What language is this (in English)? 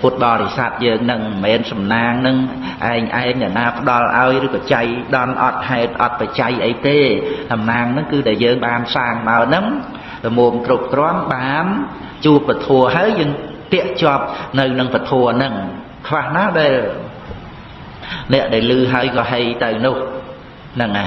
Vietnamese